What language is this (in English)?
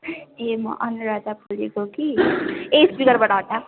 Nepali